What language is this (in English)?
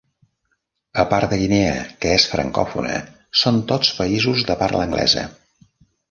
Catalan